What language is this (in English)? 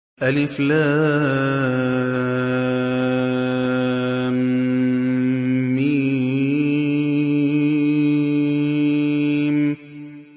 Arabic